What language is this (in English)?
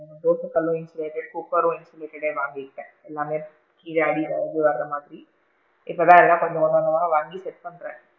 Tamil